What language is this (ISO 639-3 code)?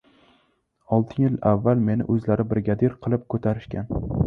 uzb